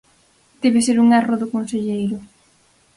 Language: Galician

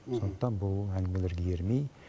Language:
Kazakh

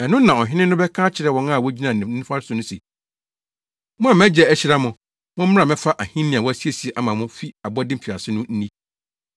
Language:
Akan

